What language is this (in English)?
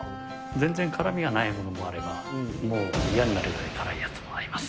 Japanese